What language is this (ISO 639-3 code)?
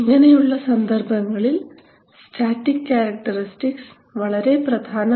mal